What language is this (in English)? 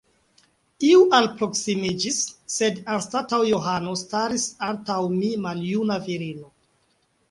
Esperanto